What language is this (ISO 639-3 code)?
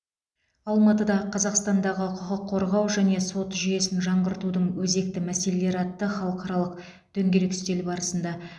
kaz